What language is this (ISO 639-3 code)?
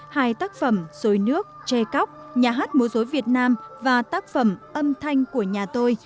vie